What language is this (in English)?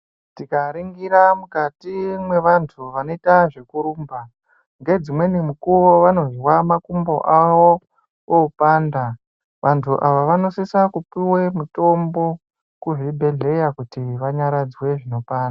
Ndau